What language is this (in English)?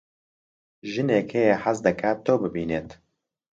Central Kurdish